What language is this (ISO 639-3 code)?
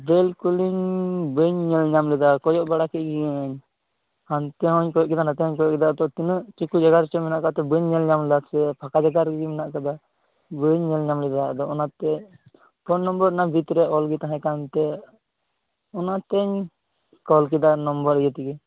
sat